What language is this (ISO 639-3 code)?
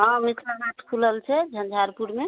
mai